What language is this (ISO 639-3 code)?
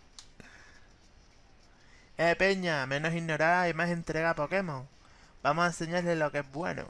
spa